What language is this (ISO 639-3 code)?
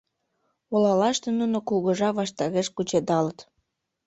chm